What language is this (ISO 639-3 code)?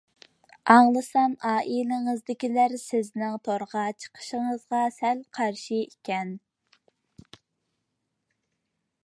uig